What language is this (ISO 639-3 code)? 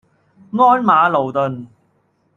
yue